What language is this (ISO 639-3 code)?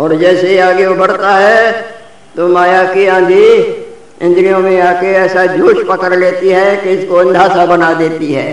hin